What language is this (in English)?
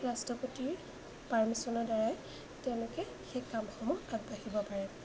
Assamese